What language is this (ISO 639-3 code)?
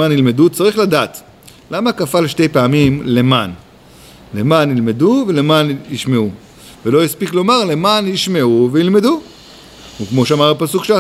heb